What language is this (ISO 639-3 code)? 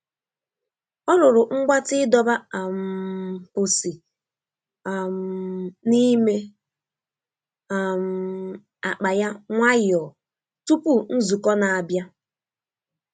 ibo